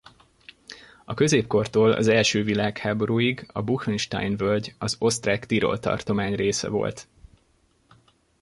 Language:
Hungarian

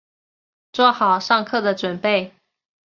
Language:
Chinese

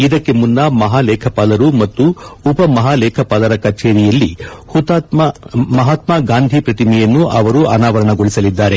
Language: Kannada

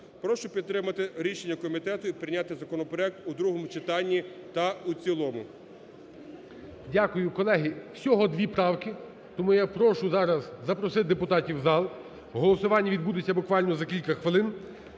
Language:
Ukrainian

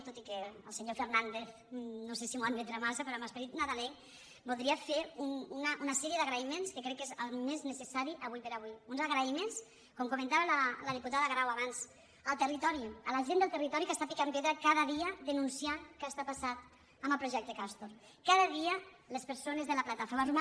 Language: Catalan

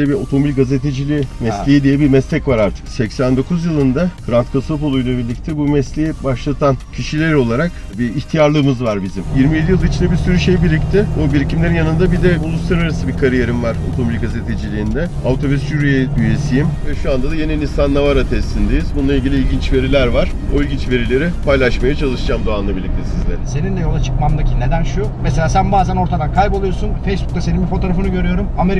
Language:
Turkish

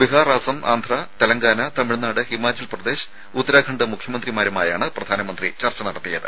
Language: Malayalam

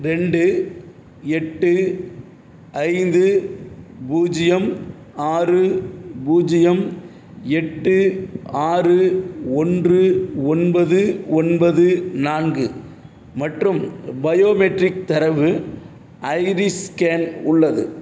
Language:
Tamil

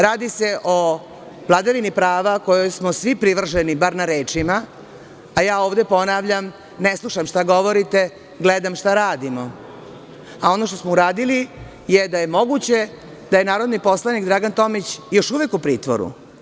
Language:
Serbian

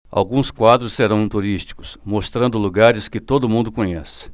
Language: Portuguese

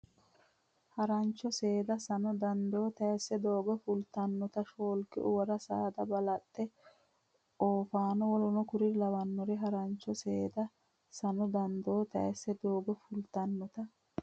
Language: Sidamo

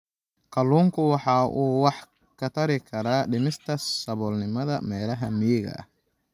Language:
Somali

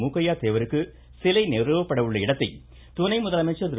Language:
Tamil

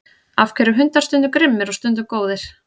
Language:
Icelandic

